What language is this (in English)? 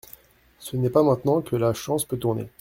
French